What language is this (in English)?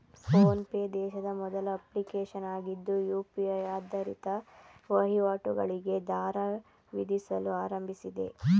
Kannada